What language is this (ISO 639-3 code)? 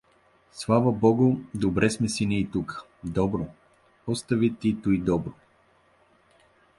bul